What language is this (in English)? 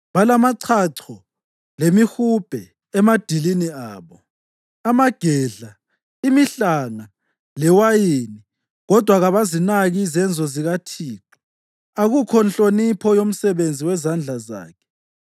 North Ndebele